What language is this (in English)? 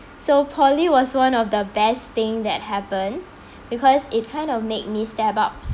English